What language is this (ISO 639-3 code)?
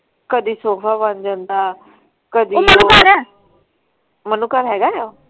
pan